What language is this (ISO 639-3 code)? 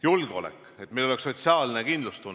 est